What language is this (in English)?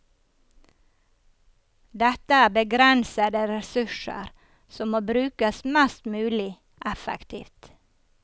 Norwegian